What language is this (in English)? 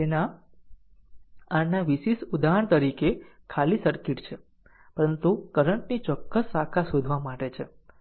Gujarati